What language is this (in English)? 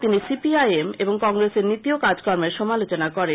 Bangla